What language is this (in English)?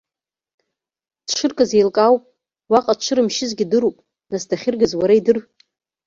Abkhazian